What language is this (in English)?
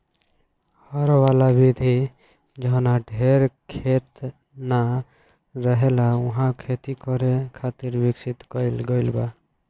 Bhojpuri